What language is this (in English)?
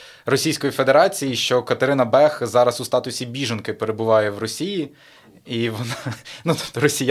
Ukrainian